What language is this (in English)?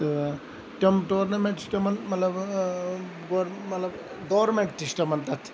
Kashmiri